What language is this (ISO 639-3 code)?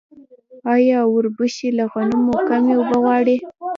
pus